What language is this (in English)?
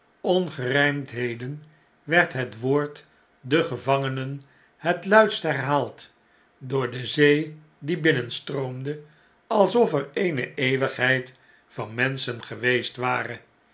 Dutch